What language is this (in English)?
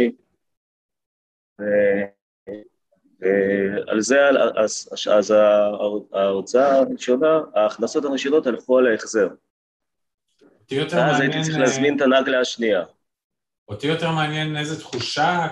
Hebrew